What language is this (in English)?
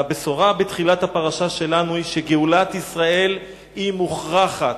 Hebrew